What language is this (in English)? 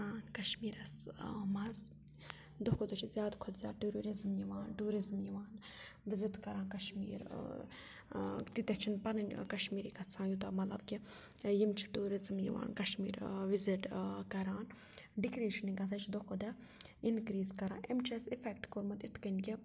Kashmiri